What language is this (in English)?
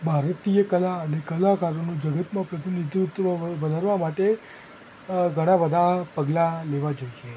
Gujarati